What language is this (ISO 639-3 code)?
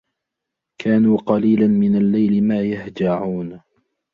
ara